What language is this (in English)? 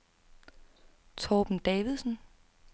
Danish